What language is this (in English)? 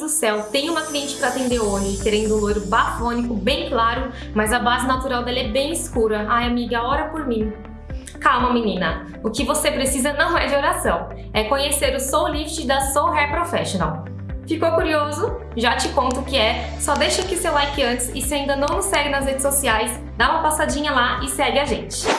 Portuguese